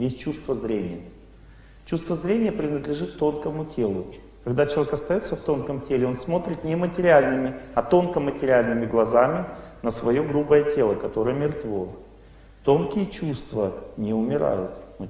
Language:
Russian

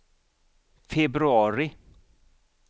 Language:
Swedish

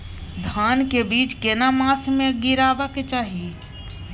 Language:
Maithili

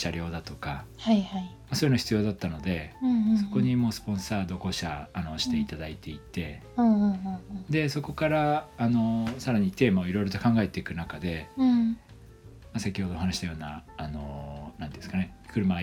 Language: Japanese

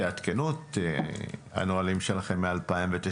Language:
Hebrew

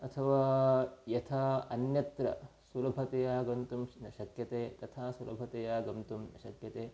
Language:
Sanskrit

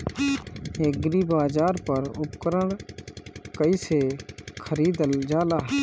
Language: Bhojpuri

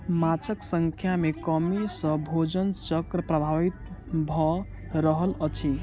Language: Maithili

